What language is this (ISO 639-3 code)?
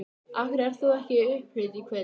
isl